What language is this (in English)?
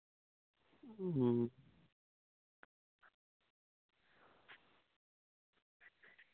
Santali